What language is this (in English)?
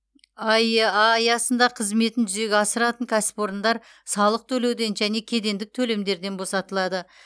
Kazakh